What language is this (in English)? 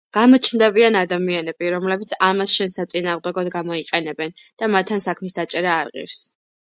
Georgian